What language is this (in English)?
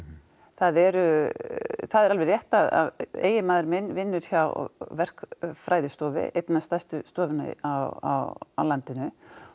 Icelandic